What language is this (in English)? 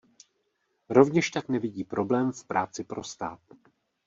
Czech